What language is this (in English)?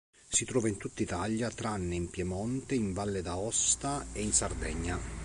Italian